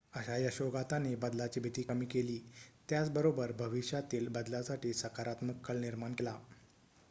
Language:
Marathi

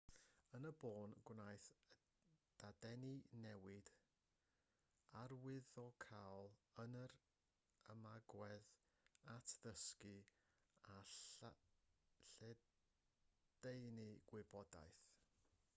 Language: Welsh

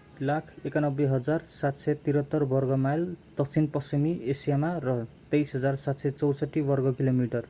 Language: Nepali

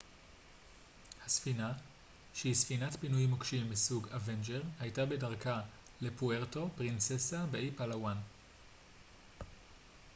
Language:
Hebrew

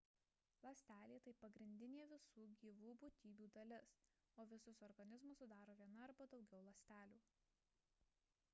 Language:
Lithuanian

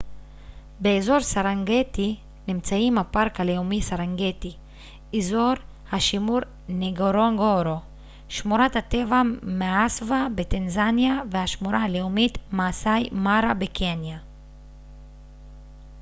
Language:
Hebrew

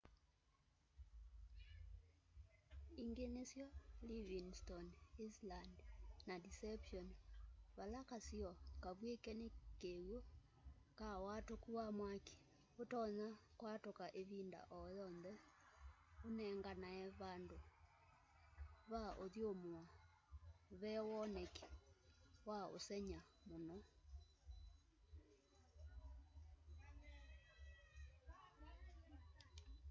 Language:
Kamba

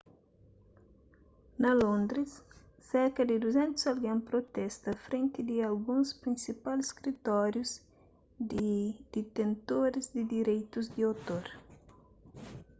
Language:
Kabuverdianu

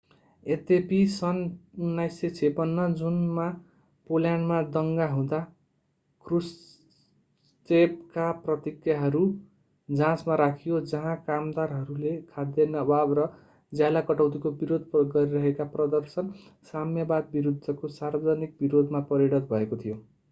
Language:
Nepali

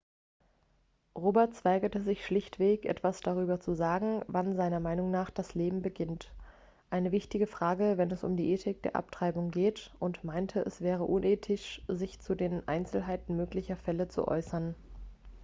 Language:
German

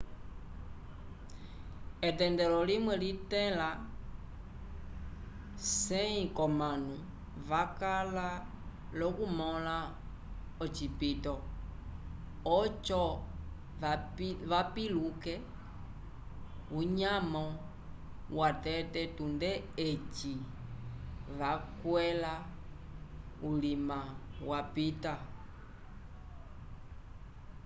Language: Umbundu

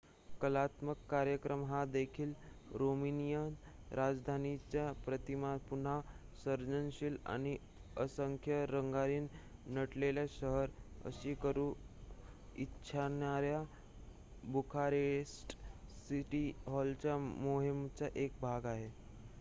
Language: Marathi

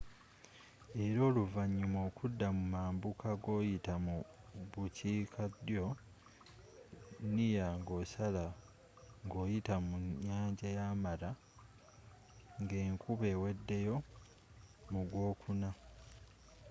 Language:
Ganda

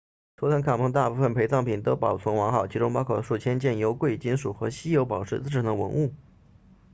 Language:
Chinese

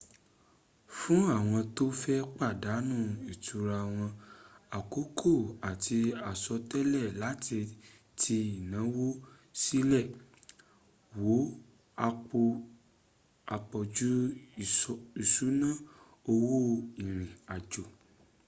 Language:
Yoruba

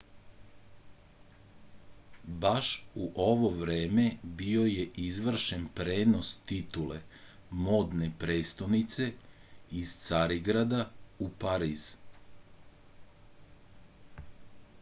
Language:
Serbian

